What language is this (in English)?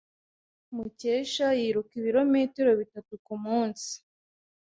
Kinyarwanda